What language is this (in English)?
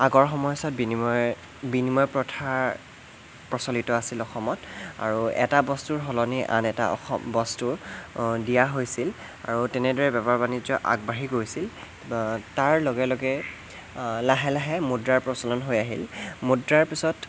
Assamese